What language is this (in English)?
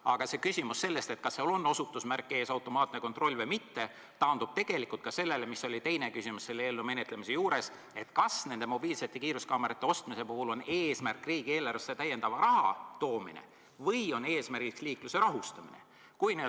Estonian